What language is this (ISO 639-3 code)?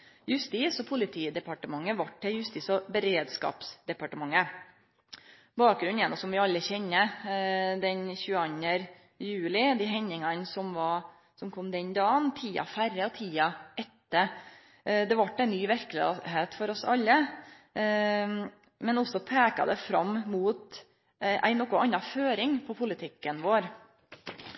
nno